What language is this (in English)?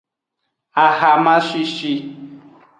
Aja (Benin)